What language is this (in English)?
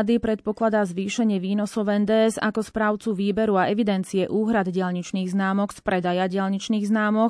Slovak